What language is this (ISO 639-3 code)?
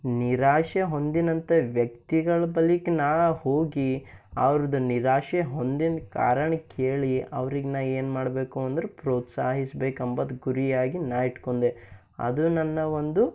kan